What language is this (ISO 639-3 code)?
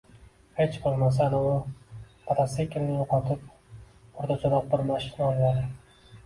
uzb